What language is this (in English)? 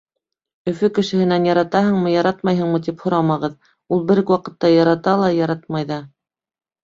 Bashkir